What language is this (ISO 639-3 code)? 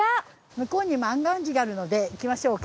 jpn